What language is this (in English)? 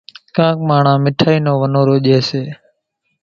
Kachi Koli